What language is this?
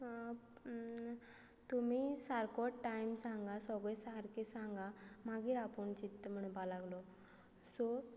Konkani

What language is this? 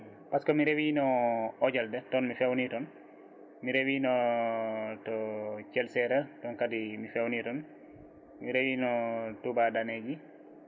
Fula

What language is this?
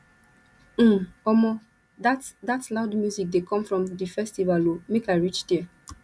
Nigerian Pidgin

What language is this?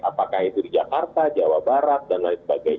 Indonesian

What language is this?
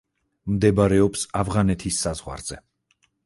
Georgian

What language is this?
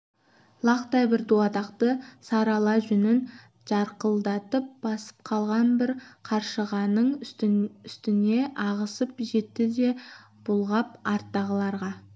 Kazakh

